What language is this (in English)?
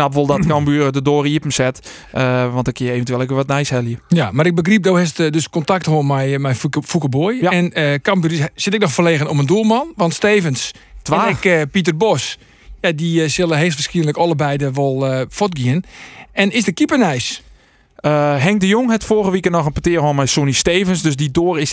Dutch